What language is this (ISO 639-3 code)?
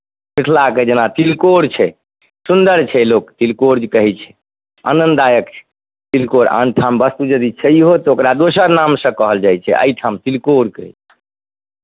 mai